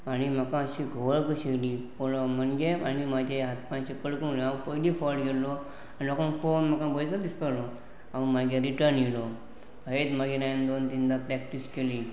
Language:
Konkani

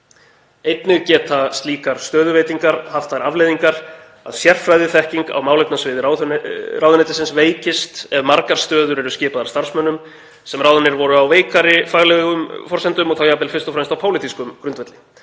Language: Icelandic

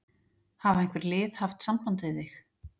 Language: Icelandic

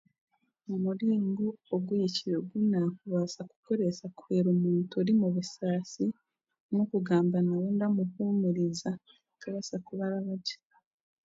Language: Chiga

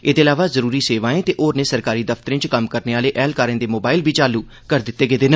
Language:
Dogri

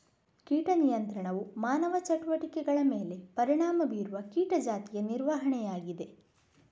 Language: Kannada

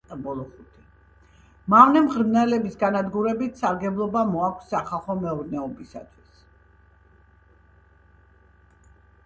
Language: Georgian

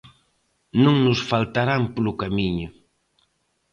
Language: Galician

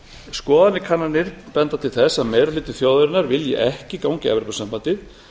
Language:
Icelandic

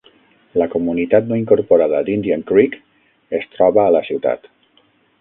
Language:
Catalan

